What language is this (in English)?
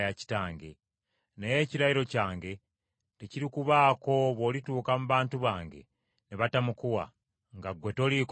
Ganda